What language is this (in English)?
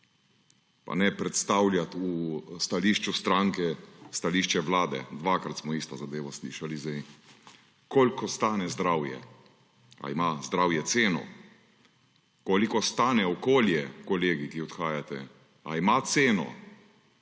Slovenian